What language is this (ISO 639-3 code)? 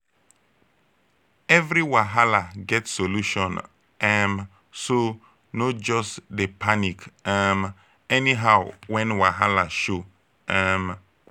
pcm